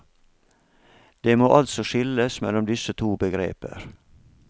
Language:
Norwegian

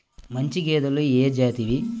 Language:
Telugu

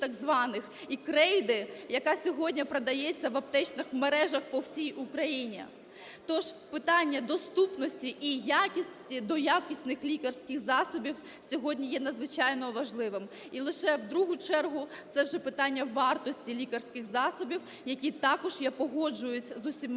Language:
Ukrainian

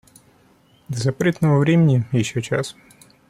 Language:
Russian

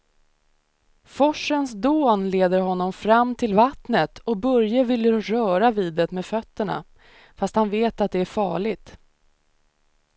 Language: Swedish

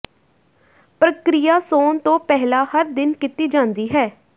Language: Punjabi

